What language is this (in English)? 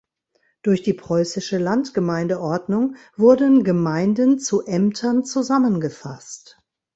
German